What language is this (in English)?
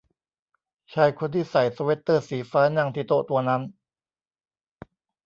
Thai